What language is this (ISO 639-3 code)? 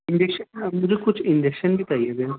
urd